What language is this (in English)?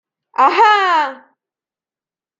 Hungarian